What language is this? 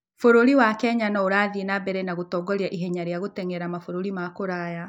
Kikuyu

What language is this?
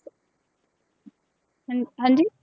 Punjabi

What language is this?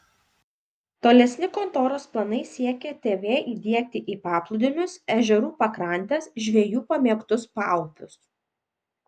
Lithuanian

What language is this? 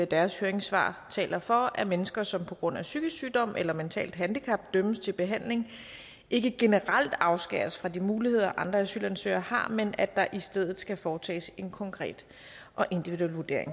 Danish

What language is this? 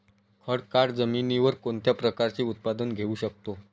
Marathi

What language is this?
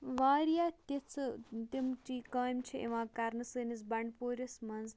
Kashmiri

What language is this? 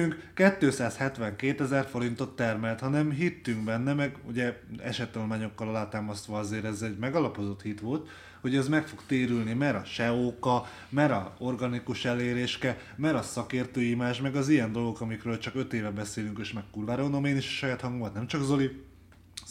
Hungarian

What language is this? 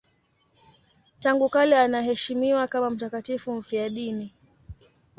Swahili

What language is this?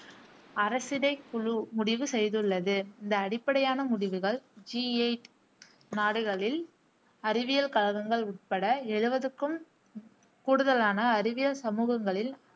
Tamil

